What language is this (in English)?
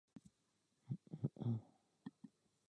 Czech